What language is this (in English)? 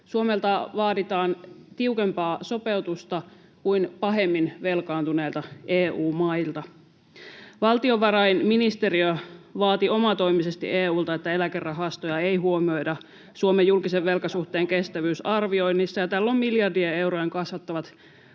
Finnish